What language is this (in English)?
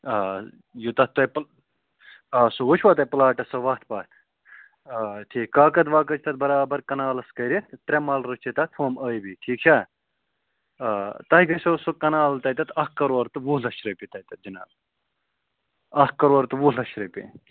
Kashmiri